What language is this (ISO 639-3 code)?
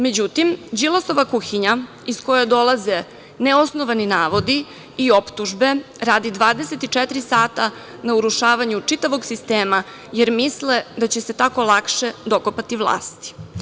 srp